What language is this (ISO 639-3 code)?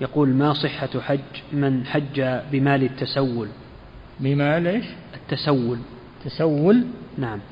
ara